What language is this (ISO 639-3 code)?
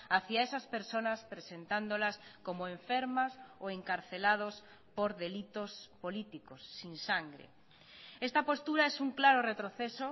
spa